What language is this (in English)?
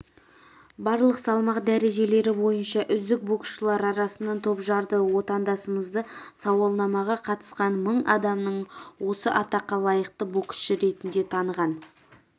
Kazakh